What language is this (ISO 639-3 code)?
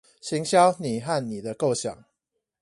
zho